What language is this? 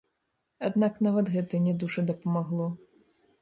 Belarusian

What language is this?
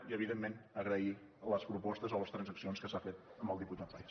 Catalan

